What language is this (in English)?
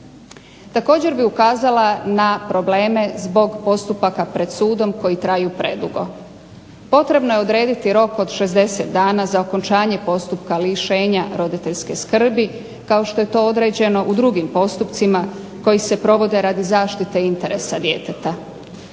Croatian